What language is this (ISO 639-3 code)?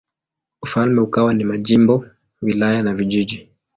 swa